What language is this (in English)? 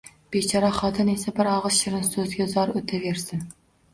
Uzbek